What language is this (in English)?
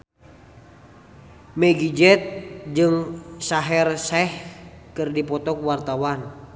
Sundanese